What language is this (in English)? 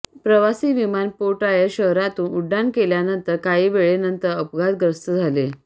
Marathi